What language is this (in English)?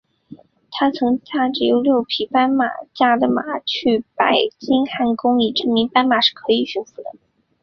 Chinese